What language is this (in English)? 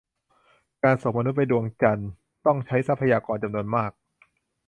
Thai